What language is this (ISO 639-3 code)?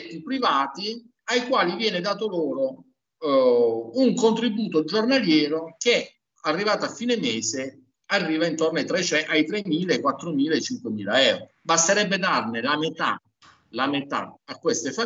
ita